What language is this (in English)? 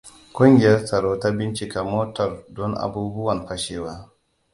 Hausa